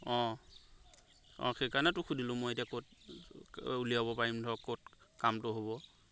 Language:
Assamese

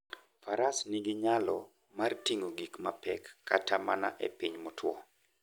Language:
Luo (Kenya and Tanzania)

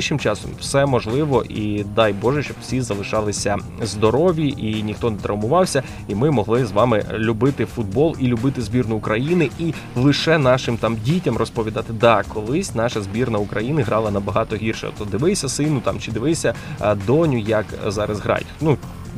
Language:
Ukrainian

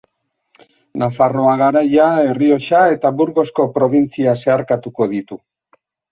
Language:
Basque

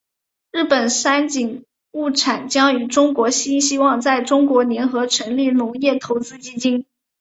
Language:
Chinese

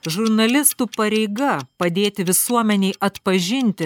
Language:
Lithuanian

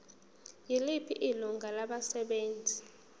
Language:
Zulu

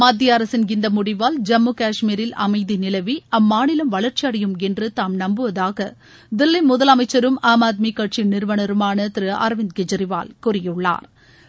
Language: Tamil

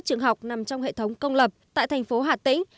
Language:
Vietnamese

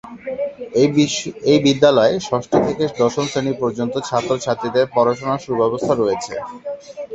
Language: Bangla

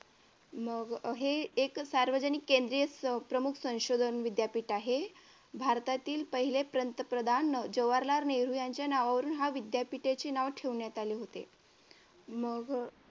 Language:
Marathi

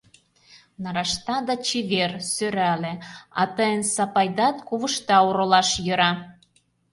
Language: Mari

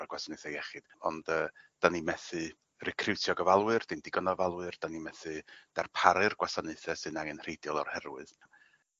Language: Welsh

